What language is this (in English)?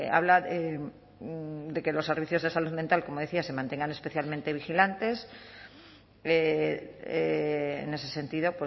Spanish